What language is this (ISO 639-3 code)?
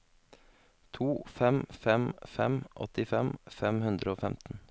nor